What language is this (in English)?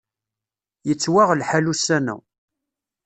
Kabyle